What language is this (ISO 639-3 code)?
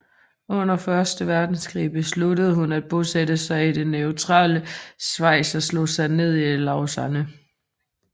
dan